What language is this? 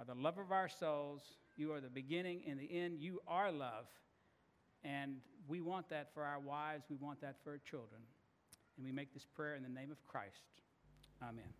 English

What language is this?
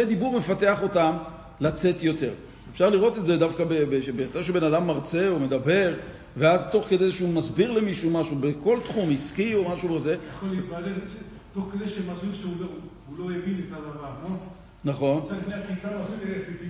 Hebrew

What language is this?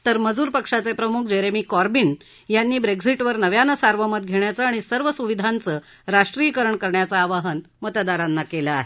Marathi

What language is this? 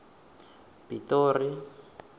Venda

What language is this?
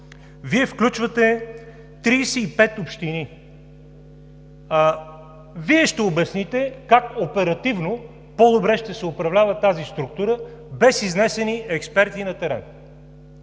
Bulgarian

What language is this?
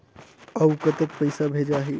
Chhattisgarhi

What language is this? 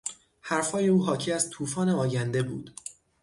Persian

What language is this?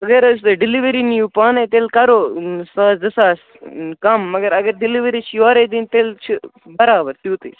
Kashmiri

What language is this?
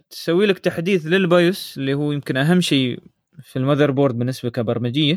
Arabic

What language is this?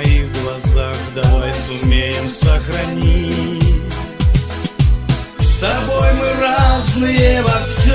Russian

